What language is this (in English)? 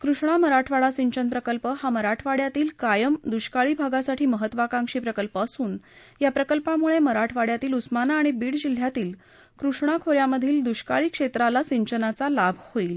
Marathi